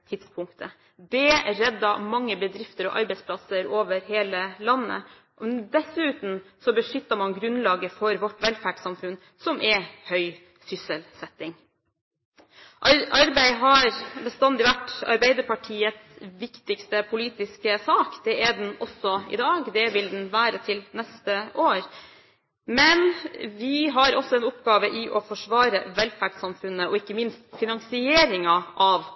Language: Norwegian Bokmål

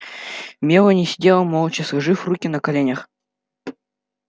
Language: Russian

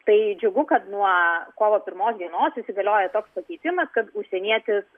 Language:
Lithuanian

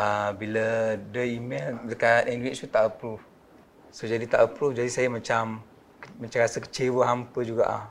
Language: Malay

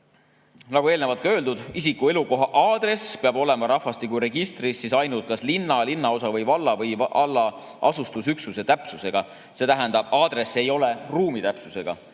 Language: Estonian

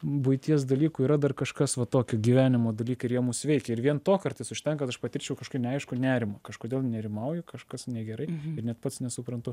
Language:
Lithuanian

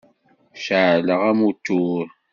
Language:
Kabyle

